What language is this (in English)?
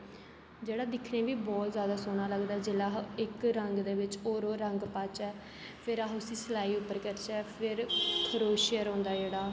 Dogri